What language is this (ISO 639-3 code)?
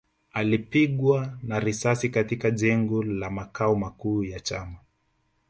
swa